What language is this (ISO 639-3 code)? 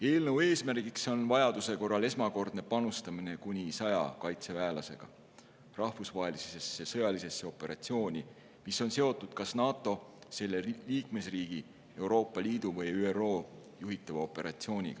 est